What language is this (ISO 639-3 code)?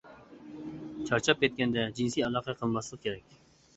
uig